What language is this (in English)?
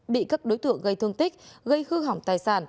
Vietnamese